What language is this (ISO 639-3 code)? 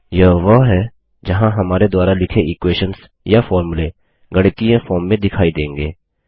hin